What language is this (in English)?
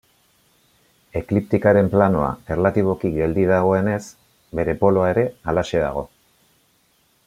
Basque